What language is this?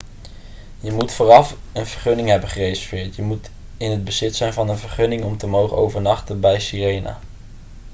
Dutch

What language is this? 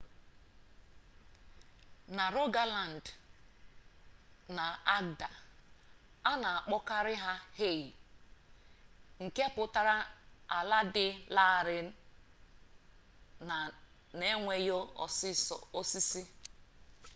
Igbo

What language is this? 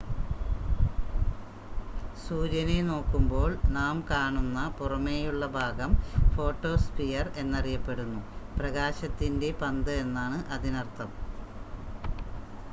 Malayalam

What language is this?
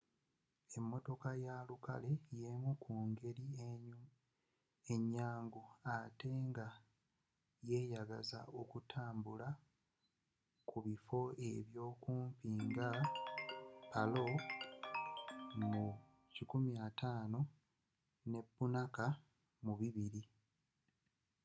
Ganda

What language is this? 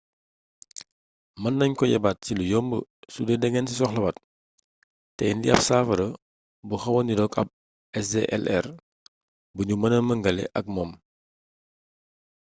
Wolof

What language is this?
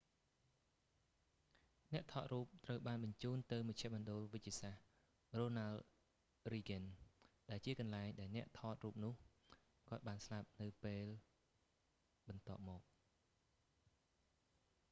Khmer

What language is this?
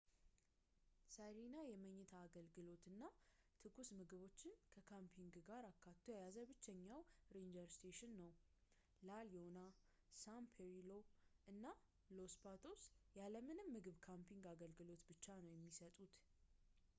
Amharic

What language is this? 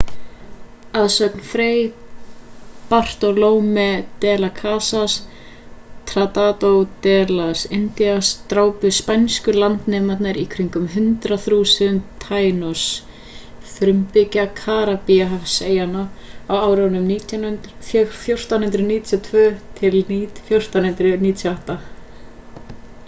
Icelandic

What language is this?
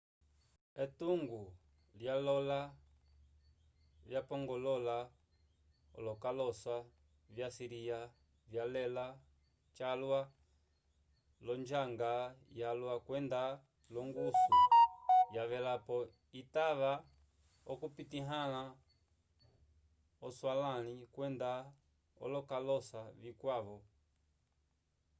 Umbundu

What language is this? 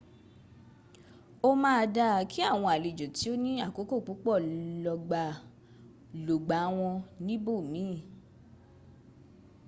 Yoruba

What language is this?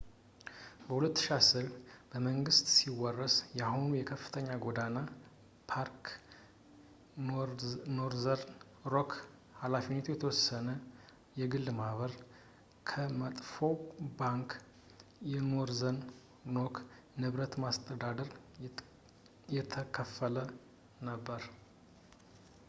Amharic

